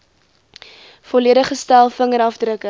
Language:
Afrikaans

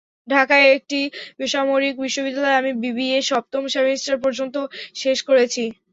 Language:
Bangla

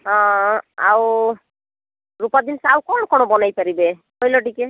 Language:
Odia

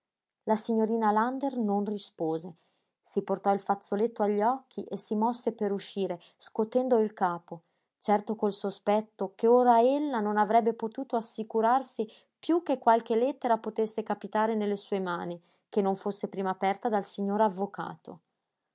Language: Italian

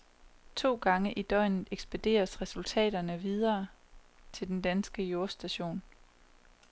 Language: Danish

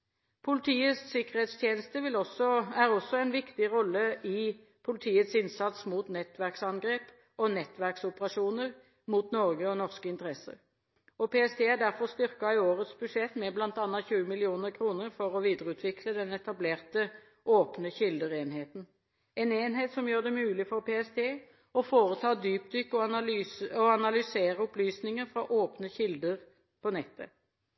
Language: Norwegian Bokmål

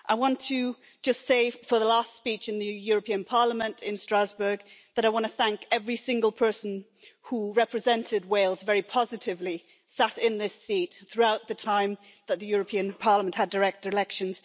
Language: English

